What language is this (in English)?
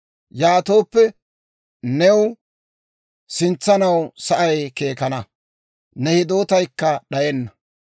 Dawro